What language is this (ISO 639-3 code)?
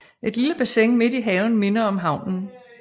dan